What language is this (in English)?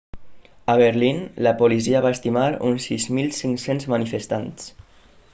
Catalan